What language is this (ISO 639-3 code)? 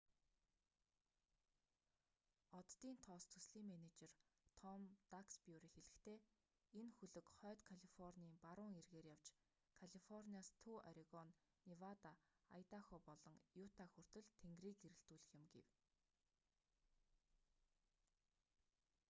mon